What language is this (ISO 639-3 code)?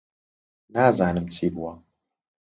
ckb